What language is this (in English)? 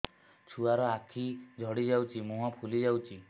Odia